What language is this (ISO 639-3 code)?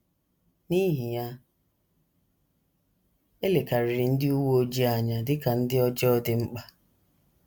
ibo